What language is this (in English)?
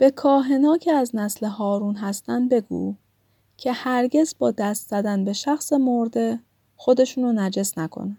Persian